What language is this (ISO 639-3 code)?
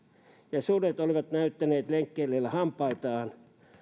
fin